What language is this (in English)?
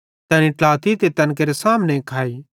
Bhadrawahi